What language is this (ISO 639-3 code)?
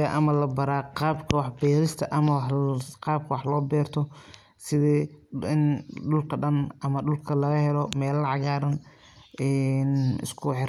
som